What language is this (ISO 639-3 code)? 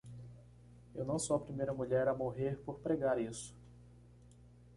por